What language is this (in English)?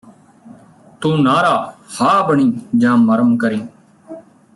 Punjabi